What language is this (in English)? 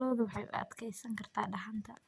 Somali